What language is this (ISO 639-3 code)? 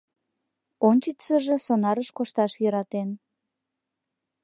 chm